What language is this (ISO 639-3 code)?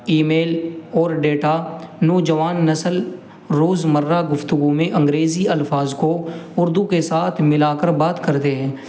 urd